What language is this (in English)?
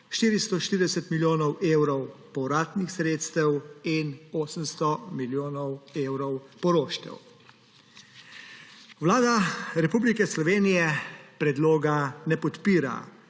Slovenian